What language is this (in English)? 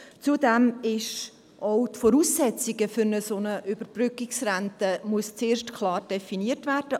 Swiss German